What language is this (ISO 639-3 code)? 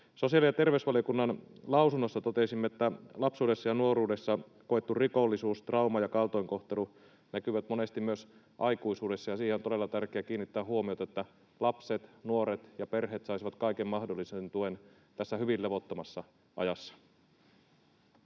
fin